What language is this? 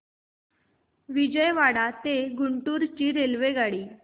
Marathi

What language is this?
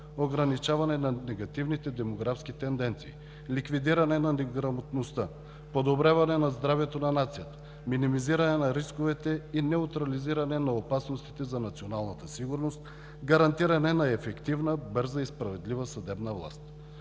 Bulgarian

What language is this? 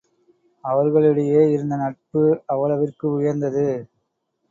Tamil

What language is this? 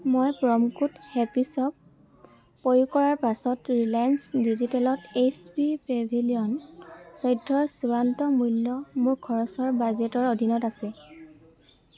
Assamese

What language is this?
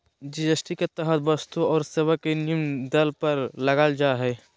Magahi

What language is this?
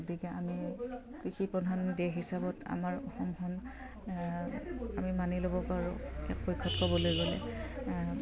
Assamese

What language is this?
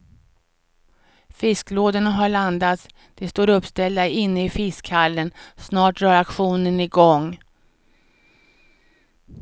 Swedish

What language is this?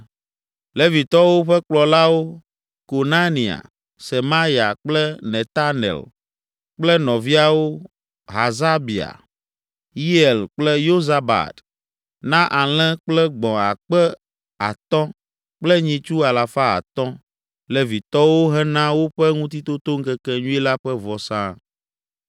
Ewe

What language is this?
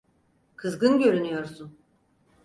Turkish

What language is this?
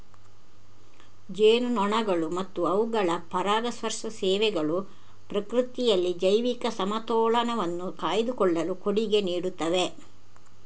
Kannada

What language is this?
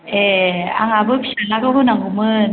Bodo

